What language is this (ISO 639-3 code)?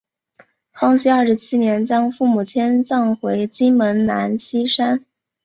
zho